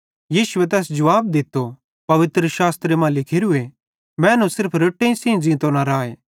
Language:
Bhadrawahi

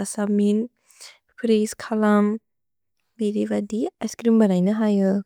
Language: Bodo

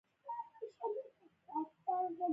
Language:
Pashto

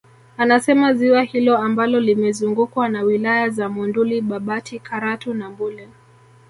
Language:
Swahili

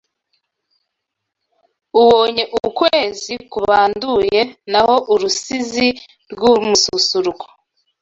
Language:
Kinyarwanda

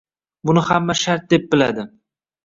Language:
Uzbek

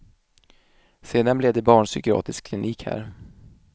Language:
Swedish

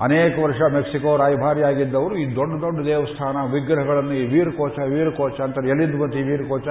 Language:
Kannada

